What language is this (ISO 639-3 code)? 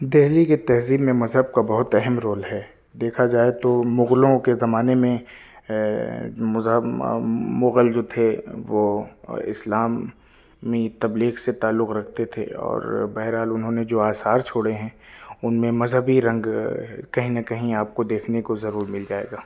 urd